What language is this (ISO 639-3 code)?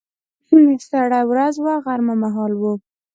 pus